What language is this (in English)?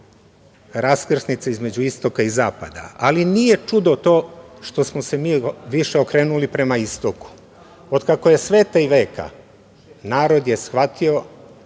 Serbian